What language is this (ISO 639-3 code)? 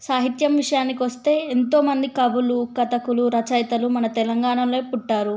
tel